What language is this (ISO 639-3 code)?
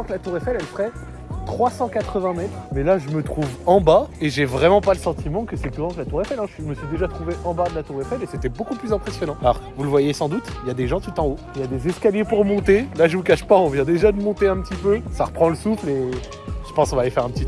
fra